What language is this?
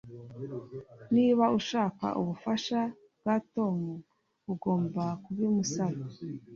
Kinyarwanda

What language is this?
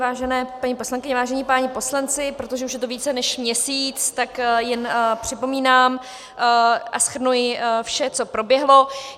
Czech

